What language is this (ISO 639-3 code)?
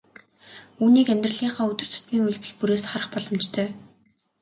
mon